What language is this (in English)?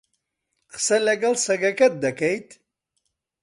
Central Kurdish